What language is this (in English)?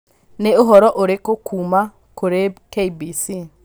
Kikuyu